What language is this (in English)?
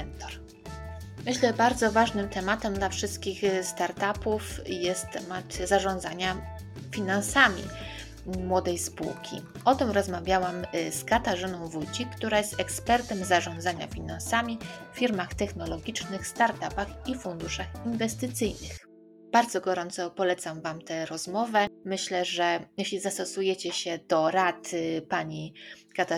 Polish